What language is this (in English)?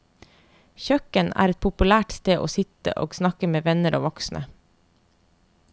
Norwegian